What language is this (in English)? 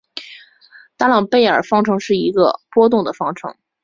Chinese